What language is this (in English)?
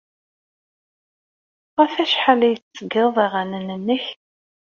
Kabyle